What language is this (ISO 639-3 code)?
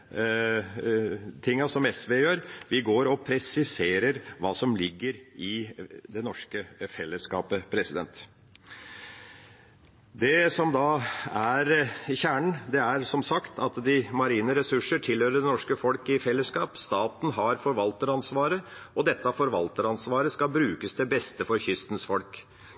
nob